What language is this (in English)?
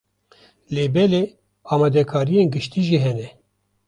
Kurdish